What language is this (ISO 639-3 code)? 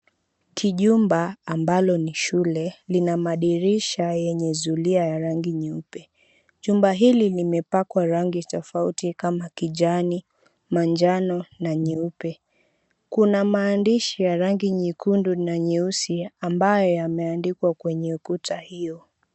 swa